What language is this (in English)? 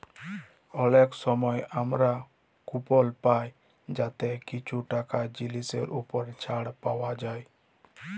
Bangla